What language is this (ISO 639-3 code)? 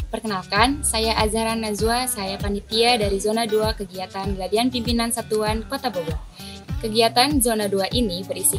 ind